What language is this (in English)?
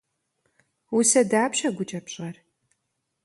Kabardian